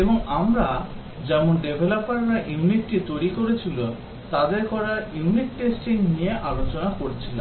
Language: Bangla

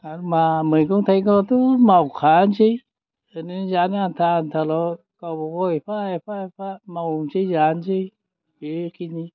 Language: Bodo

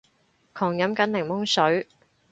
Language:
Cantonese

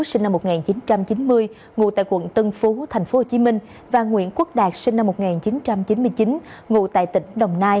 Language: Vietnamese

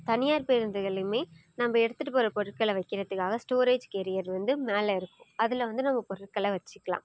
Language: Tamil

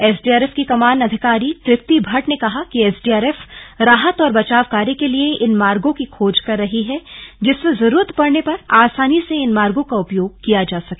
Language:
Hindi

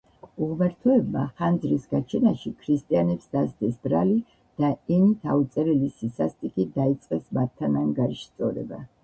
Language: Georgian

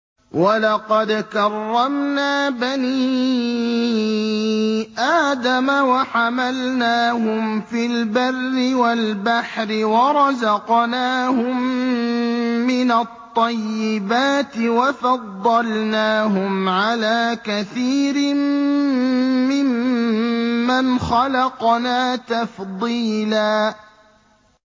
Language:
Arabic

